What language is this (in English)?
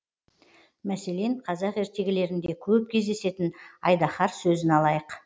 Kazakh